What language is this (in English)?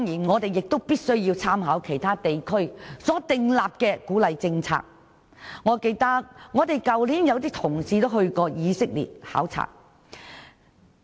Cantonese